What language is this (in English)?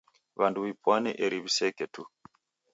Taita